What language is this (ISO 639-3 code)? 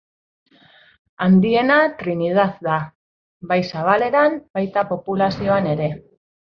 eus